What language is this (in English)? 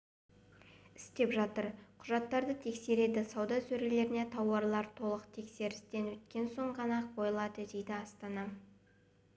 Kazakh